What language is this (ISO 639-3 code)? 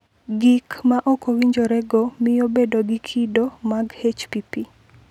luo